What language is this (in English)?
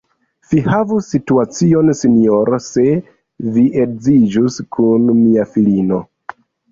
Esperanto